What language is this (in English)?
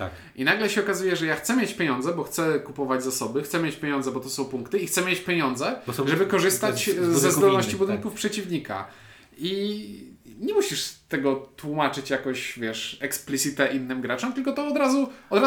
Polish